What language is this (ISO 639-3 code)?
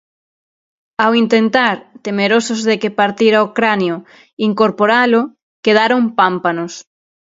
glg